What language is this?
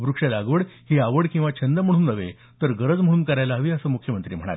Marathi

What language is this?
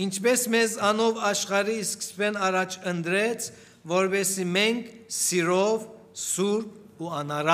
Turkish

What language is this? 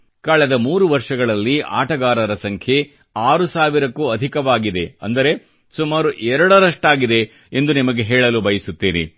Kannada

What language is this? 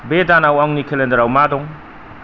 Bodo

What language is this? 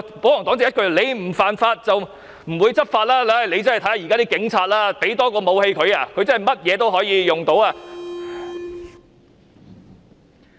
Cantonese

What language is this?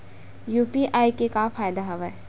Chhattisgarhi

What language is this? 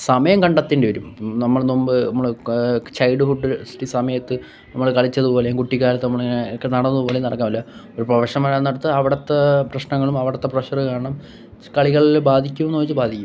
Malayalam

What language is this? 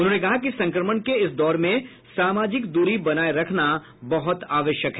Hindi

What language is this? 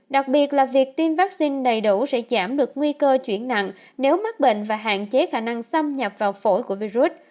Vietnamese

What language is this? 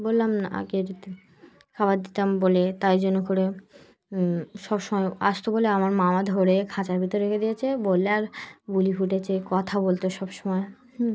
Bangla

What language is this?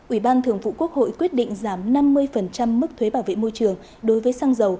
Vietnamese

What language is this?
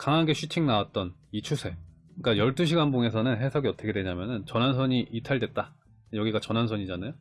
Korean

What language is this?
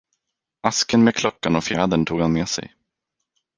Swedish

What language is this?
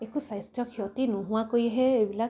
Assamese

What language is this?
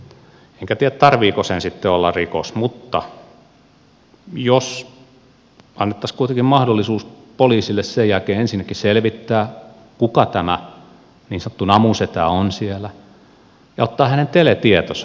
Finnish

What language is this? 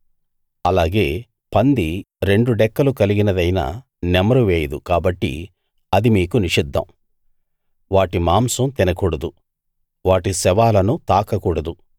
Telugu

